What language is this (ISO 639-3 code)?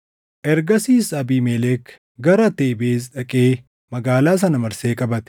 orm